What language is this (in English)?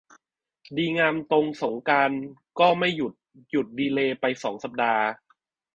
Thai